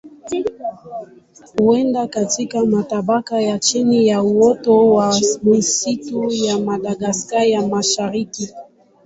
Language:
Swahili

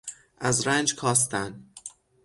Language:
Persian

